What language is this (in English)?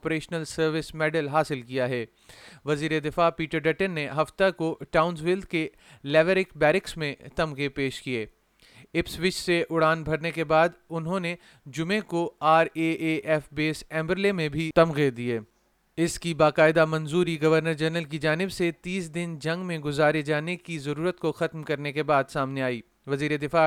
Urdu